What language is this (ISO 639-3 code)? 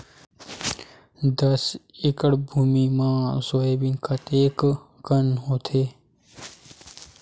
hne